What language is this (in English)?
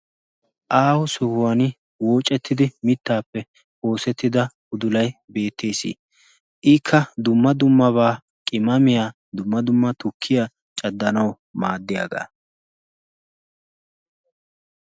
Wolaytta